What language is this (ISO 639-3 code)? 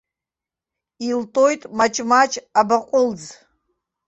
abk